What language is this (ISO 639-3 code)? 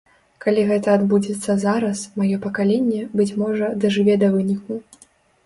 bel